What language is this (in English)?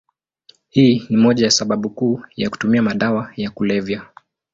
Swahili